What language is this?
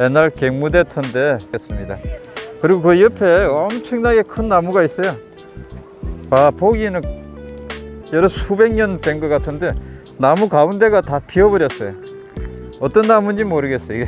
Korean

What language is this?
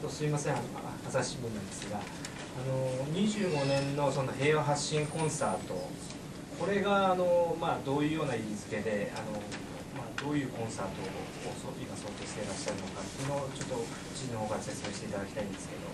Japanese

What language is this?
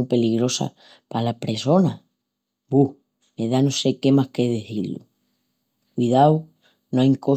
Extremaduran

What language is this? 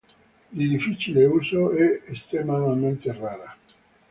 Italian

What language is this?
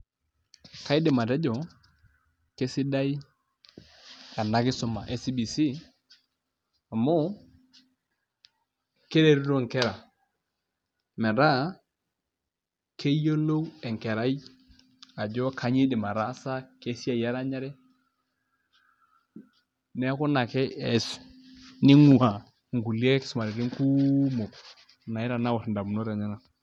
Masai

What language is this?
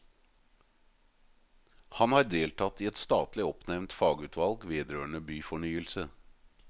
Norwegian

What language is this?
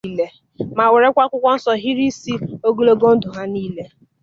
Igbo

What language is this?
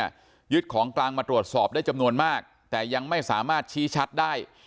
Thai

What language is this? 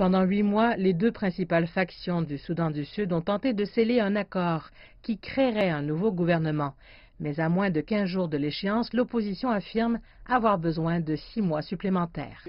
French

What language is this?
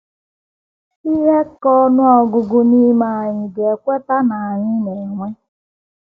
Igbo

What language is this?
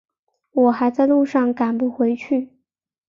Chinese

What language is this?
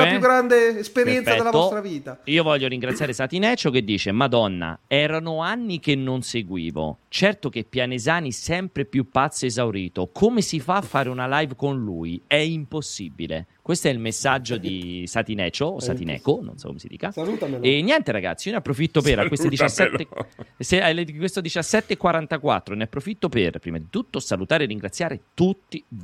Italian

